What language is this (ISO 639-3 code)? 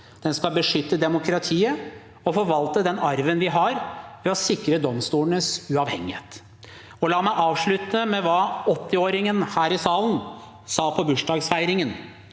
nor